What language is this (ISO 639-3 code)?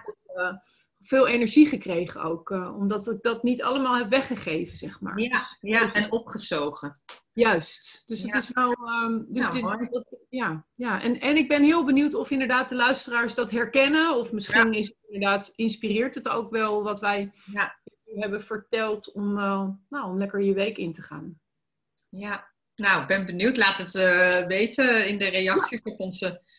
nld